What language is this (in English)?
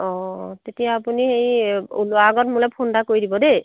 Assamese